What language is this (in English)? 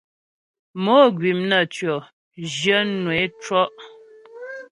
Ghomala